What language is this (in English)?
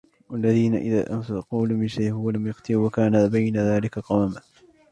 Arabic